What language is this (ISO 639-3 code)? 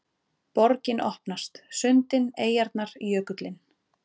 isl